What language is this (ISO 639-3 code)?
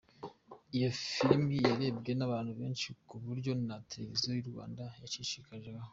kin